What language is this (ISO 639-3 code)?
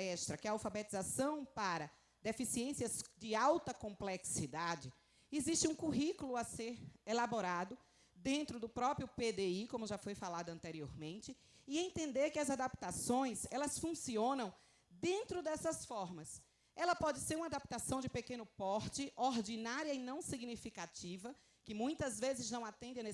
por